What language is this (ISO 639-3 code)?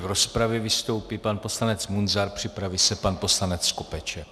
ces